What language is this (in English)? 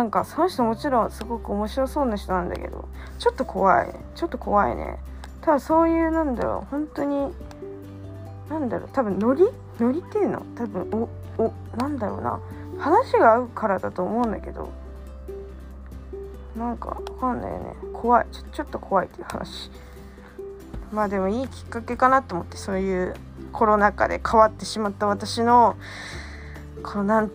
Japanese